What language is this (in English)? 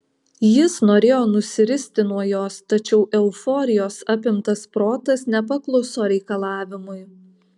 Lithuanian